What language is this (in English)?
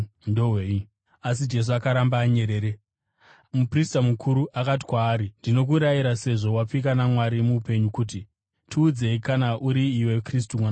Shona